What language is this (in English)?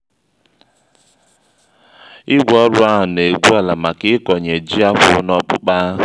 Igbo